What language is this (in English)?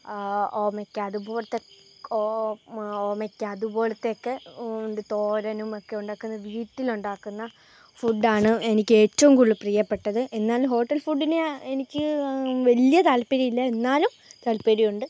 Malayalam